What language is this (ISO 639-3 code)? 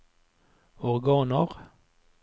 nor